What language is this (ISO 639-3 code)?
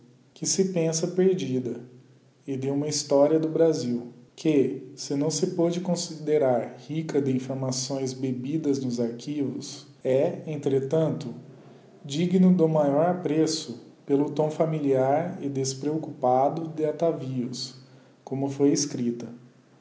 por